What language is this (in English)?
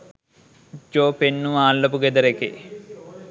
Sinhala